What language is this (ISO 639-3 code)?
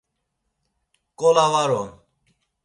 lzz